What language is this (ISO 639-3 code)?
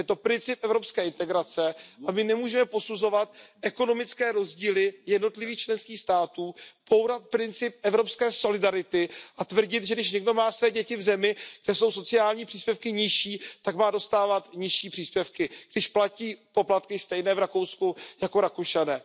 ces